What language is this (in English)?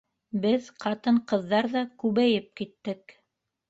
Bashkir